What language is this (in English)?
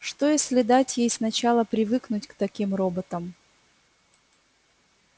Russian